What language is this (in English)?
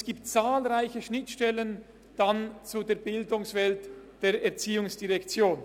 Swiss German